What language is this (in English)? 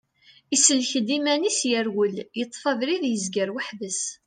Kabyle